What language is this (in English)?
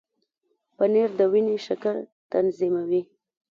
Pashto